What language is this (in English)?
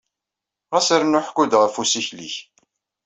Kabyle